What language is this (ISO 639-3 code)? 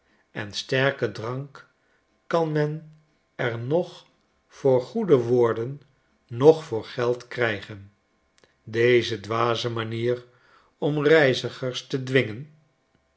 nld